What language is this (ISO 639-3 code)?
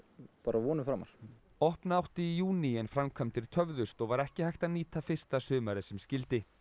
isl